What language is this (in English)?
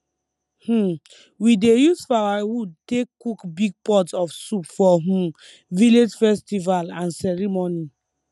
Nigerian Pidgin